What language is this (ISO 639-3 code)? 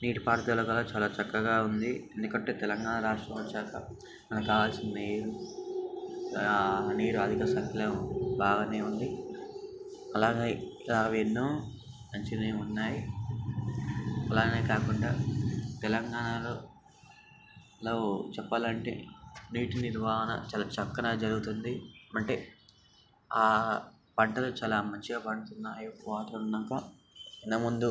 tel